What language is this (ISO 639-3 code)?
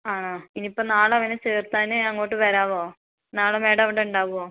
mal